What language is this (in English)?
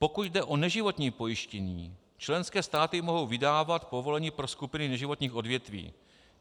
Czech